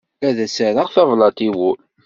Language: Kabyle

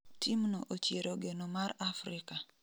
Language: Luo (Kenya and Tanzania)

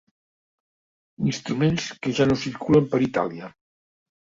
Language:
Catalan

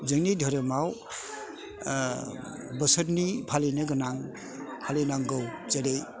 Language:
Bodo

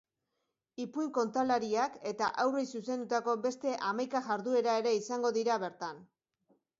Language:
Basque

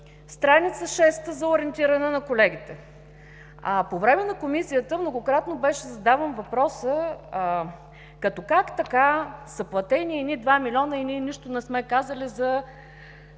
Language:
Bulgarian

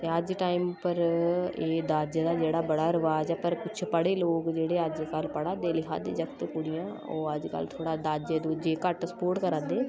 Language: Dogri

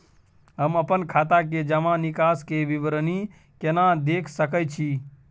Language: Maithili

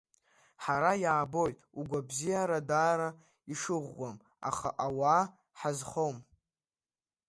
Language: Abkhazian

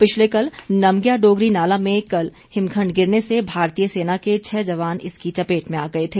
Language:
Hindi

